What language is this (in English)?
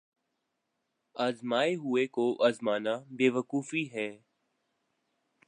Urdu